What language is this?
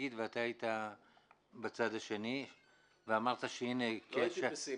Hebrew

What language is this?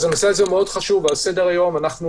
Hebrew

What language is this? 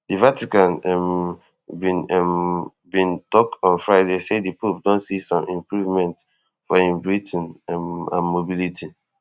Nigerian Pidgin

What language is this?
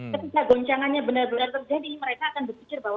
Indonesian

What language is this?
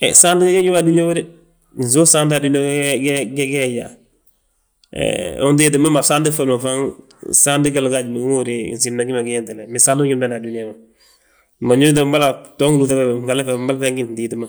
Balanta-Ganja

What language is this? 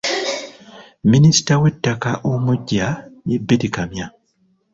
Ganda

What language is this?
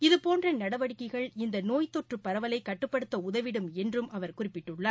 Tamil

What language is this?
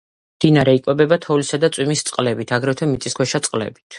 Georgian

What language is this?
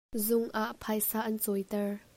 Hakha Chin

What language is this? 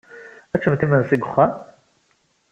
Kabyle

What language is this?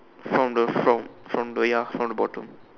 English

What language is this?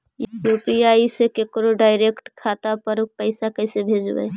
Magahi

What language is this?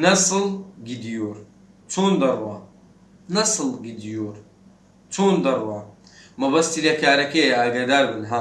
Turkish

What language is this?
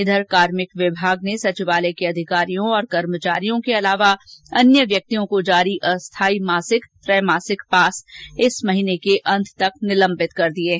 Hindi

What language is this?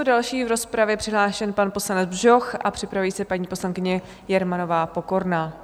Czech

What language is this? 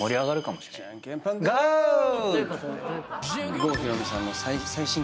Japanese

